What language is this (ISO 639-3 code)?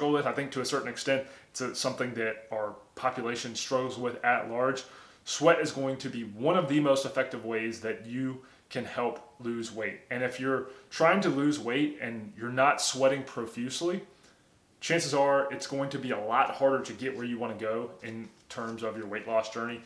eng